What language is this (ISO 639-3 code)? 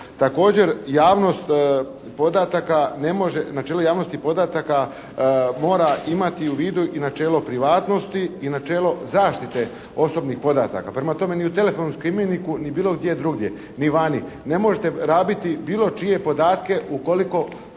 hrv